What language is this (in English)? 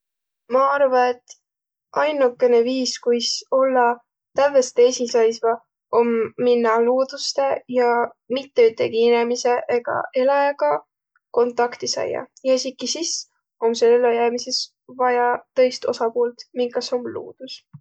Võro